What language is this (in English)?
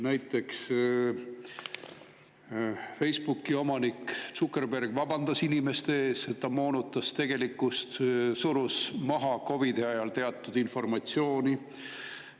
Estonian